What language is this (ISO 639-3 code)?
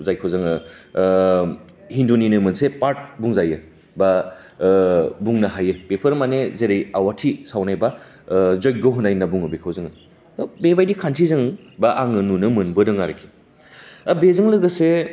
brx